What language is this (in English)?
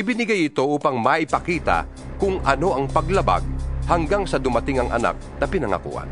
Filipino